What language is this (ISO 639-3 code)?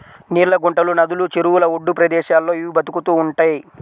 tel